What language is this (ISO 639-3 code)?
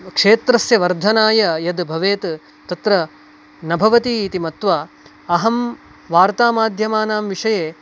san